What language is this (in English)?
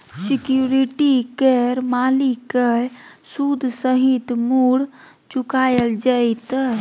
Maithili